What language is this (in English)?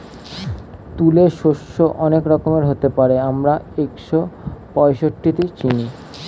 Bangla